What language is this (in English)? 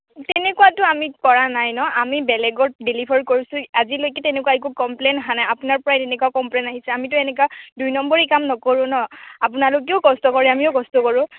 Assamese